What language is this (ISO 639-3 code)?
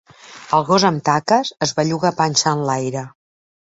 cat